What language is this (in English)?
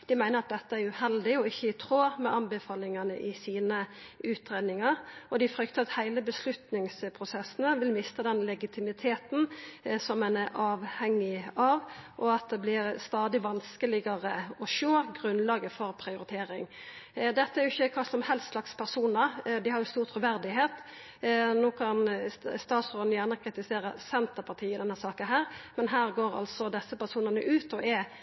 Norwegian Nynorsk